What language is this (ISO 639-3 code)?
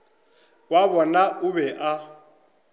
nso